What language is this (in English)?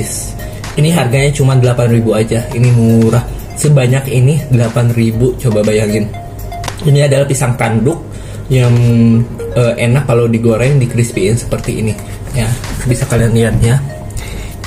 Indonesian